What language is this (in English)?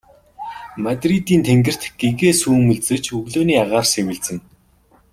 Mongolian